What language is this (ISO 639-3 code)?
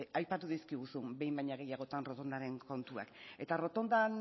eus